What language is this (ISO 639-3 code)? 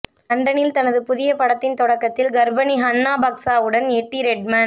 tam